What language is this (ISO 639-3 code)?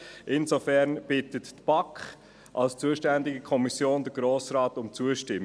gsw